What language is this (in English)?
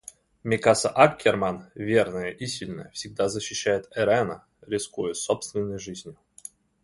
Russian